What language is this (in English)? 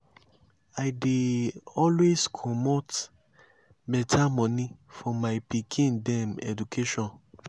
Nigerian Pidgin